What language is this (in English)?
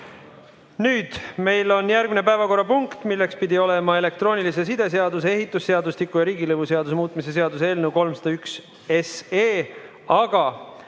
Estonian